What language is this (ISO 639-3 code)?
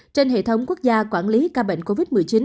vie